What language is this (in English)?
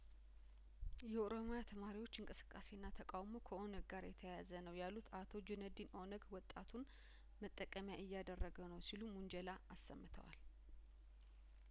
Amharic